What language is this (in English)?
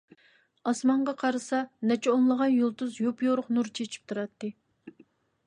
Uyghur